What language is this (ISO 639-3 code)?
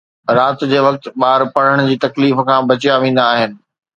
snd